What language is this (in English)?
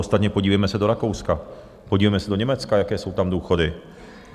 Czech